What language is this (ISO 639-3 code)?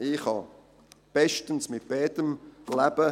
gsw